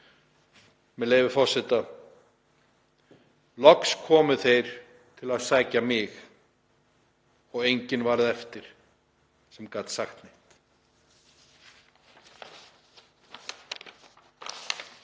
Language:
Icelandic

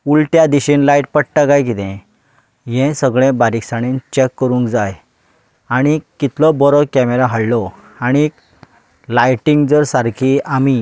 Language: Konkani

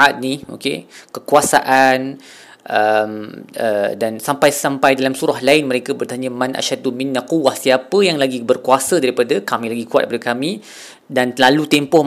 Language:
Malay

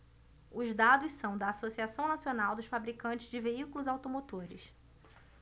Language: Portuguese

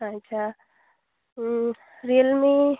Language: Santali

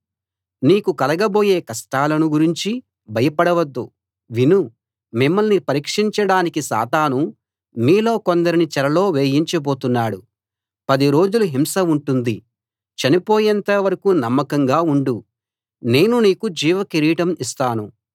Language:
Telugu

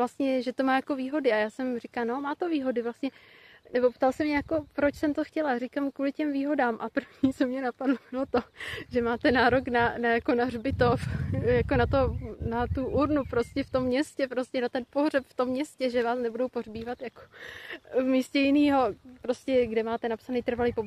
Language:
Czech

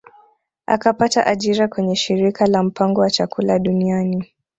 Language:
Swahili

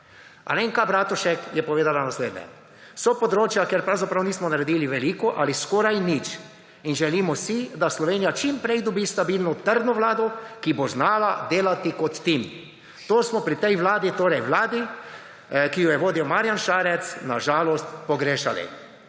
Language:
Slovenian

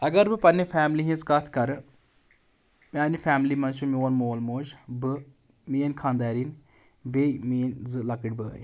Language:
Kashmiri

